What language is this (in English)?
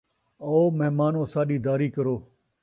Saraiki